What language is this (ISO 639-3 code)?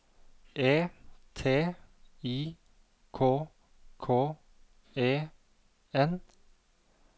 nor